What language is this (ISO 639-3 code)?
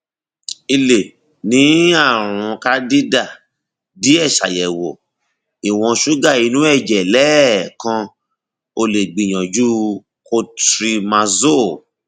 yor